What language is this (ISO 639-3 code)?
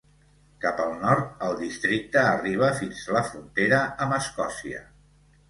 cat